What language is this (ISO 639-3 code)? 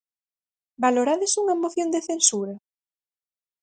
glg